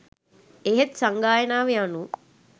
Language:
Sinhala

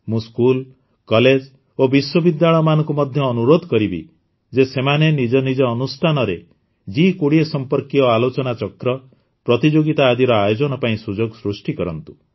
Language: Odia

